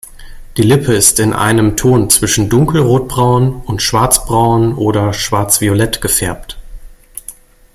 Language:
German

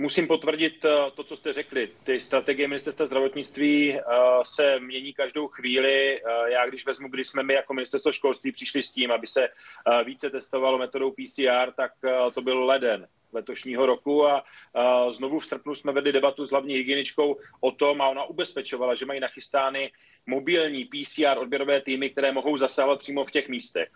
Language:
Czech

